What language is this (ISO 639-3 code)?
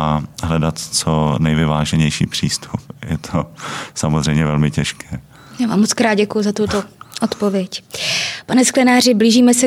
ces